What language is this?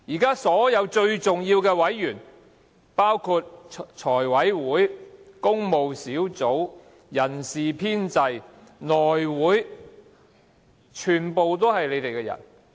Cantonese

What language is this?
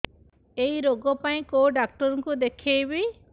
Odia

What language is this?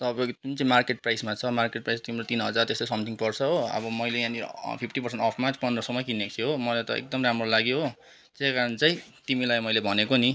Nepali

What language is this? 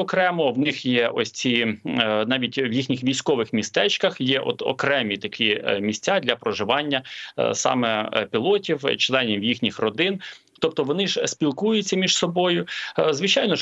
Ukrainian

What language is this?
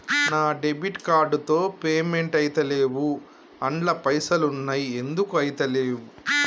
Telugu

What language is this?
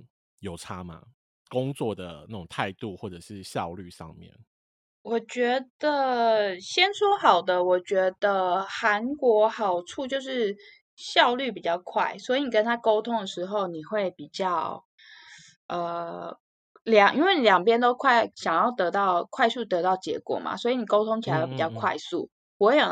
Chinese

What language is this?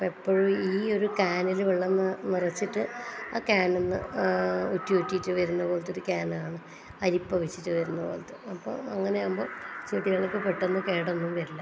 Malayalam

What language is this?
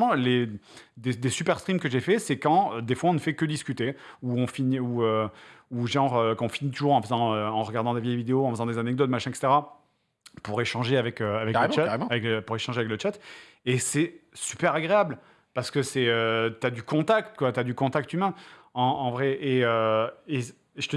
French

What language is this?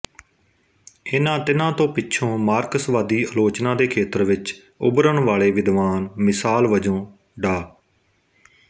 Punjabi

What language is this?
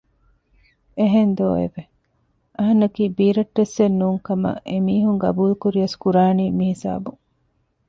Divehi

